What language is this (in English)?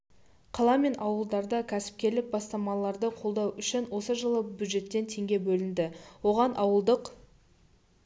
Kazakh